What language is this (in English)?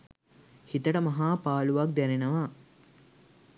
Sinhala